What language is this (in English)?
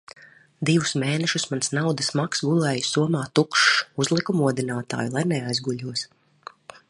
Latvian